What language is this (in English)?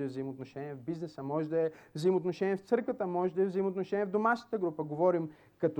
Bulgarian